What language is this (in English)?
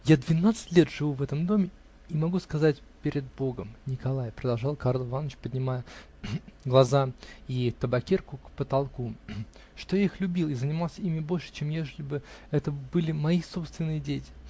Russian